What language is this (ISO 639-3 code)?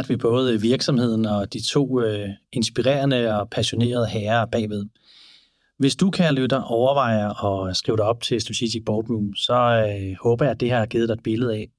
dan